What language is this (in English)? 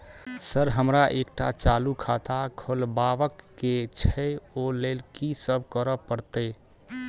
Maithili